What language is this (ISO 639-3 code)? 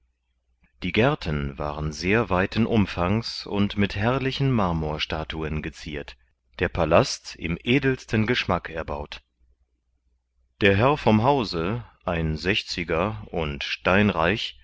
deu